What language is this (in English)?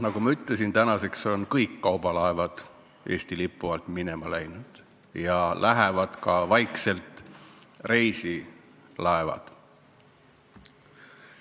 Estonian